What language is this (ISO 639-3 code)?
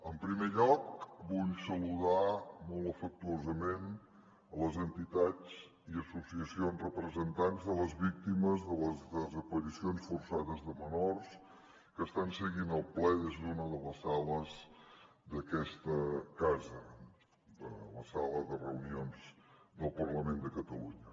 cat